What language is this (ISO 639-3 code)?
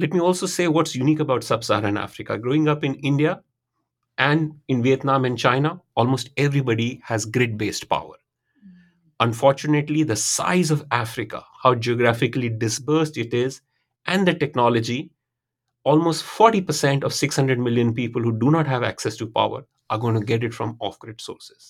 eng